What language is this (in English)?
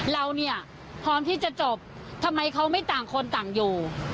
Thai